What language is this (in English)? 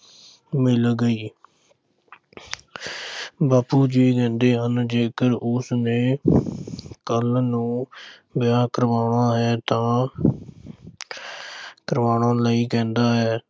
Punjabi